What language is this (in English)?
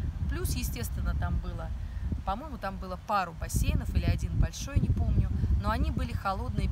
Russian